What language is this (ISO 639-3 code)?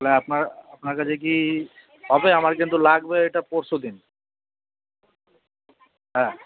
ben